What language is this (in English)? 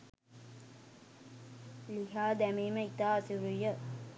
Sinhala